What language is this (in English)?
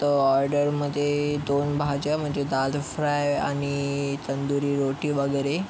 Marathi